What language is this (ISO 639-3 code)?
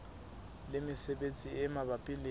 sot